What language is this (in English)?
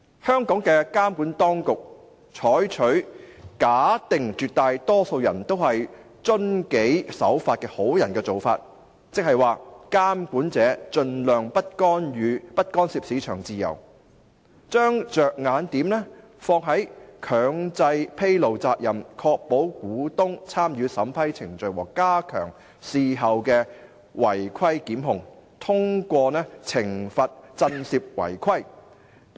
Cantonese